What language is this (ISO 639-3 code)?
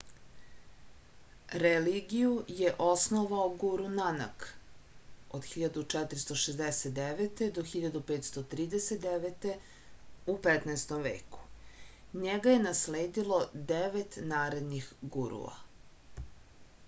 srp